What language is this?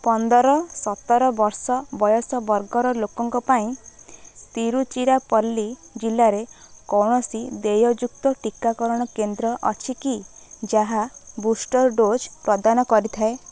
Odia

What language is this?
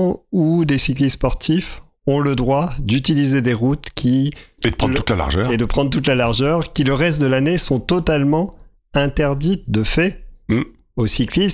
French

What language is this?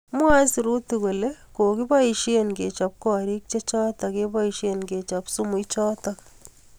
Kalenjin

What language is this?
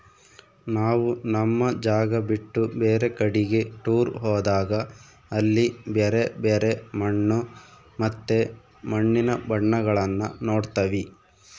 Kannada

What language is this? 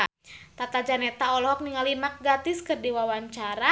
Sundanese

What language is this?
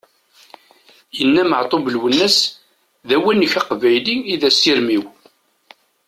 Kabyle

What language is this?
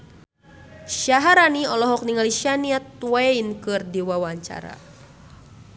Sundanese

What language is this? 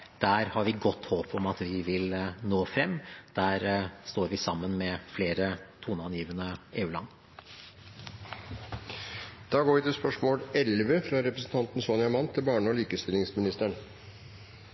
Norwegian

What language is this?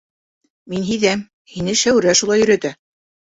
Bashkir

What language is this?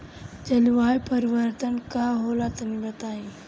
Bhojpuri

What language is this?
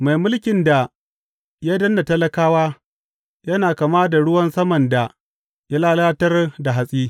Hausa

